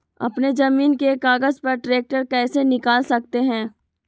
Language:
Magahi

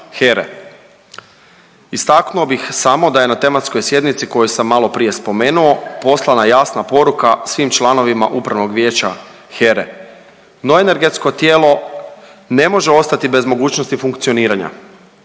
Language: Croatian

